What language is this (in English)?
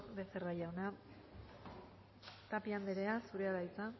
Basque